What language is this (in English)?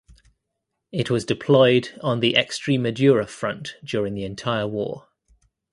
English